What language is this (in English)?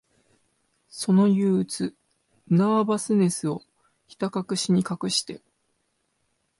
Japanese